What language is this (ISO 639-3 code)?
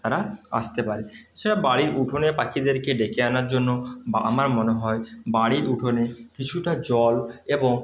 ben